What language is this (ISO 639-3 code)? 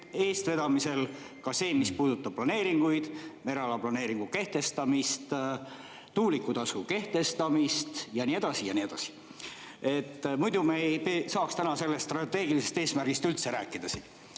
est